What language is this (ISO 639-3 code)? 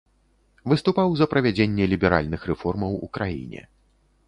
bel